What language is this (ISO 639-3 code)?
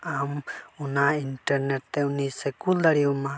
sat